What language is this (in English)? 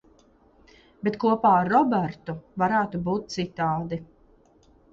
Latvian